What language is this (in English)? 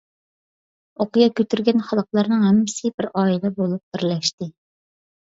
Uyghur